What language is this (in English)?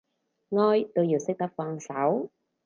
Cantonese